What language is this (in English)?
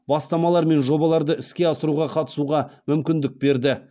Kazakh